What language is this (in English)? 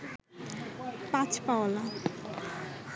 Bangla